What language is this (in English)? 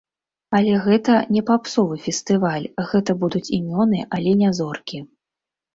Belarusian